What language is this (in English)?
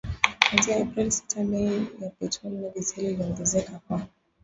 Swahili